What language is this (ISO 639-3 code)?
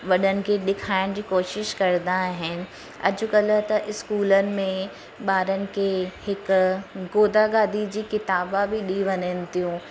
snd